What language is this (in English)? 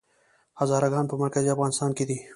Pashto